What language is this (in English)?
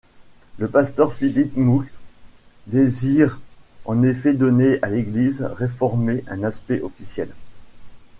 French